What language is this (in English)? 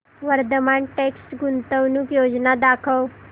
Marathi